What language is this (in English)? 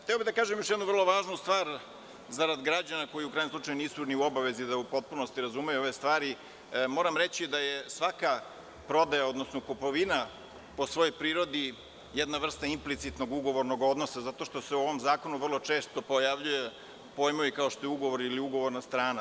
Serbian